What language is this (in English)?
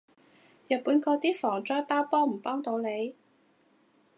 Cantonese